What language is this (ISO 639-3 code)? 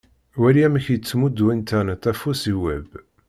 kab